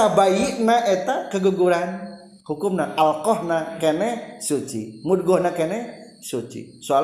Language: Indonesian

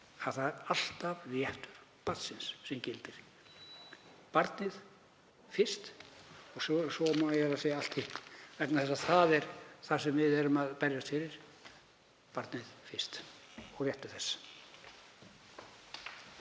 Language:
Icelandic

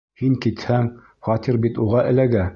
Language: Bashkir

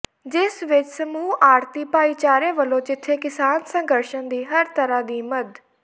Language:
Punjabi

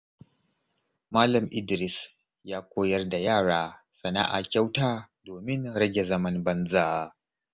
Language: Hausa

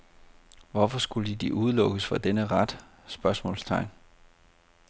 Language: Danish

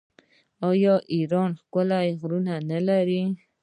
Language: Pashto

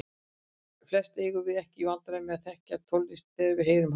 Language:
Icelandic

